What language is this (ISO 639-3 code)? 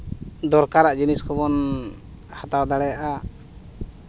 sat